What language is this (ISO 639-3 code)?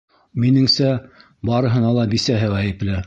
bak